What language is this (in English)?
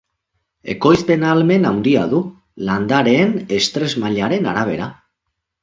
Basque